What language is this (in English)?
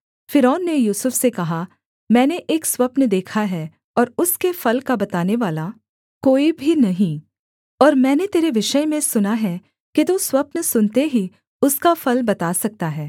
Hindi